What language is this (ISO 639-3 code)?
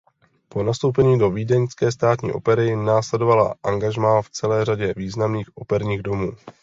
ces